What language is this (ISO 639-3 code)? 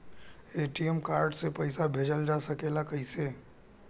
bho